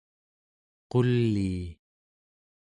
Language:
Central Yupik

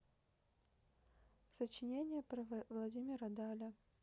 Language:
Russian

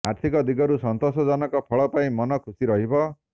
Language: Odia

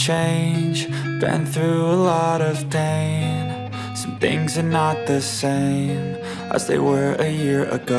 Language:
Korean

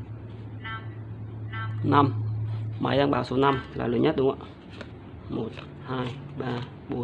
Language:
Vietnamese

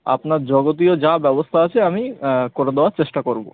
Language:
Bangla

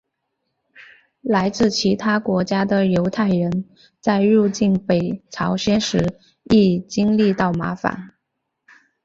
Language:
Chinese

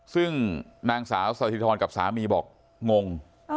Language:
Thai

